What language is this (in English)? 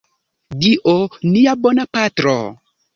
Esperanto